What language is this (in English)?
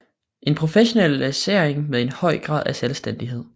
Danish